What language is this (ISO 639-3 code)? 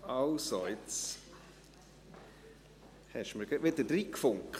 gsw